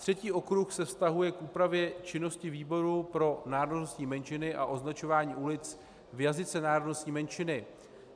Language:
Czech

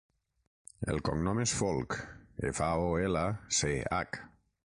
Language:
Catalan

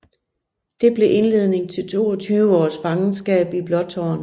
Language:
Danish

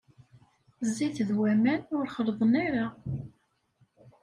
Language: Kabyle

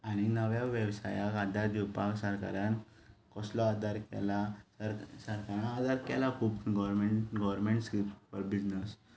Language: Konkani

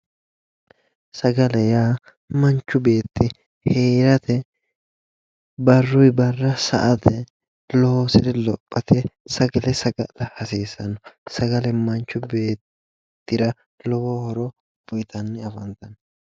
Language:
Sidamo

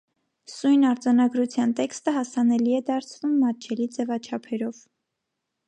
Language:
Armenian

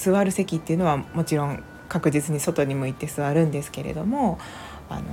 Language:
Japanese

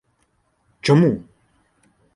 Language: Ukrainian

